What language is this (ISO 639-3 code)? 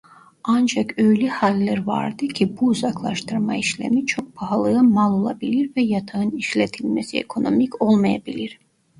tur